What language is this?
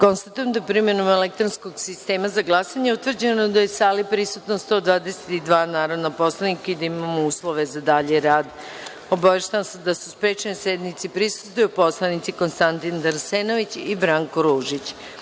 Serbian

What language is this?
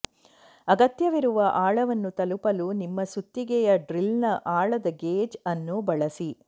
Kannada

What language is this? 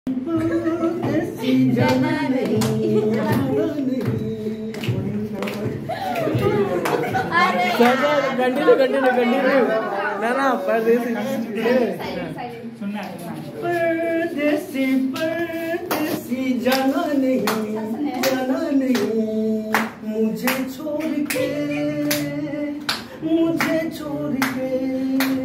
Turkish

